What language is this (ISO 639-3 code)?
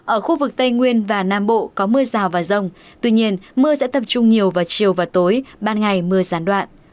vie